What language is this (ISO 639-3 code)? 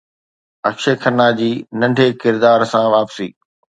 snd